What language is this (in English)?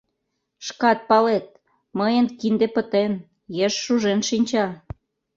Mari